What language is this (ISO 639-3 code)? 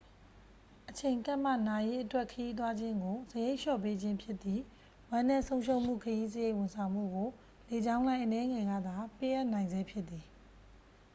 mya